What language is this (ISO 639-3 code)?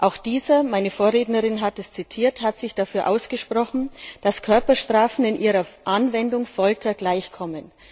deu